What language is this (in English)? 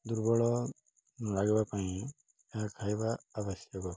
Odia